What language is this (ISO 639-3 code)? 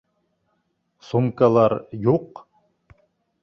bak